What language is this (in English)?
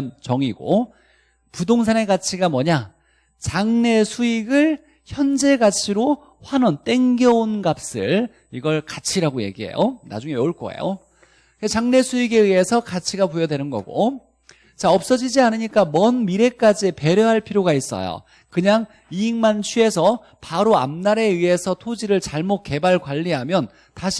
Korean